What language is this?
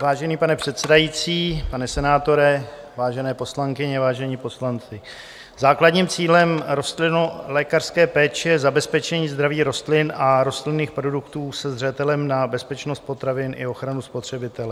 Czech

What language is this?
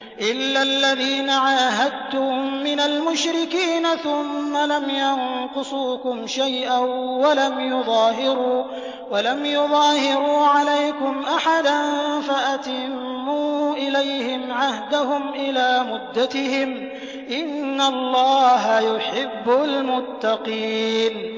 Arabic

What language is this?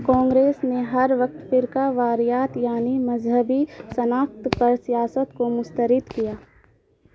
Urdu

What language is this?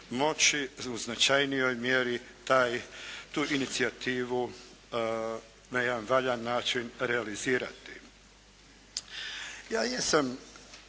Croatian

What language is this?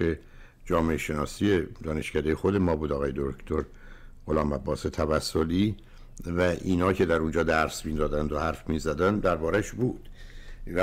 Persian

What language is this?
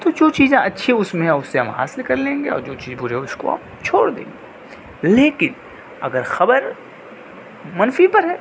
Urdu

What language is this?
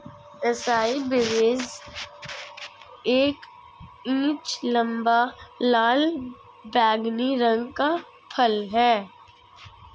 Hindi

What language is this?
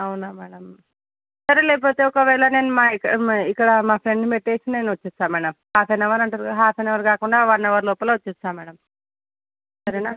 Telugu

